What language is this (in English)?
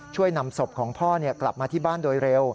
Thai